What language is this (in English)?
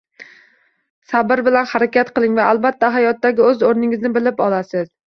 Uzbek